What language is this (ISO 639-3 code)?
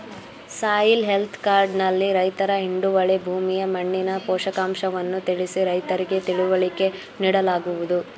kan